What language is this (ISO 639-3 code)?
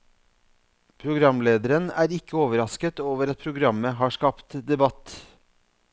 nor